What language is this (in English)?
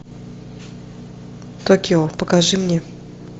Russian